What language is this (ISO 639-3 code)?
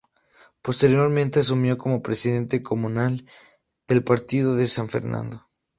spa